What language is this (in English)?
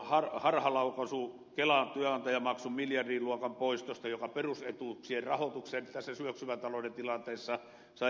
Finnish